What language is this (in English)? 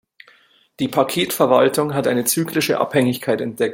German